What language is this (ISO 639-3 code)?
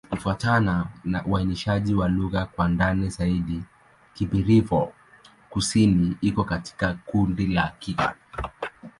swa